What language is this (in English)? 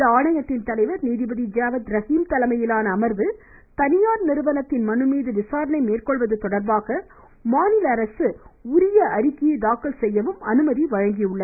Tamil